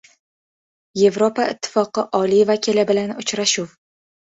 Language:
Uzbek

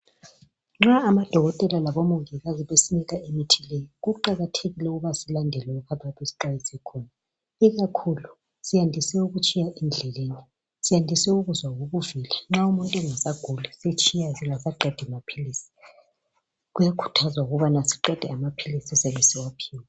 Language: North Ndebele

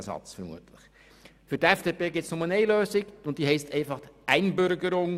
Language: Swiss German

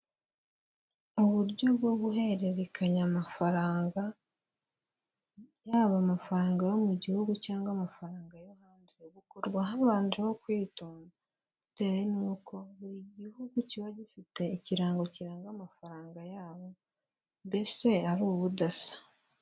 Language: Kinyarwanda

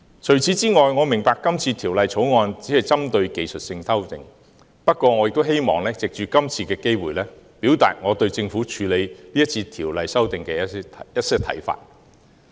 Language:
Cantonese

